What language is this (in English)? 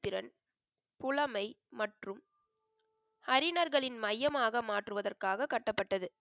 Tamil